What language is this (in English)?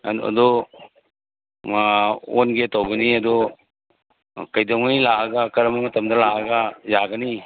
Manipuri